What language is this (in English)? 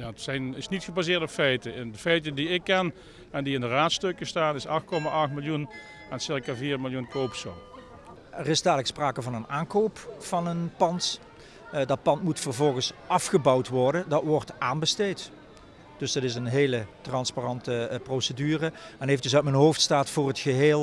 Dutch